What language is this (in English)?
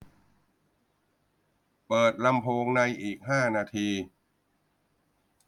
Thai